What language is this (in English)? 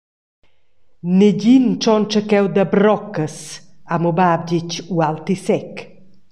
Romansh